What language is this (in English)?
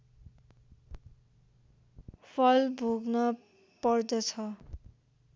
Nepali